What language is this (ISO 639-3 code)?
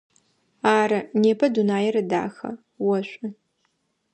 ady